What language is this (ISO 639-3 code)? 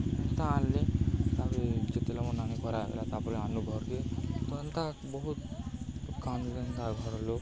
ori